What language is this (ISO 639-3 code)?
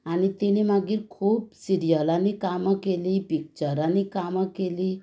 kok